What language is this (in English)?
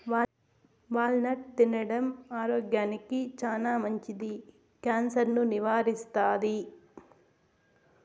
Telugu